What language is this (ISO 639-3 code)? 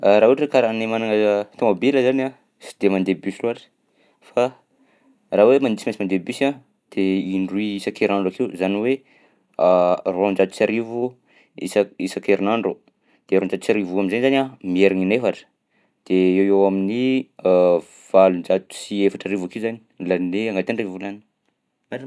bzc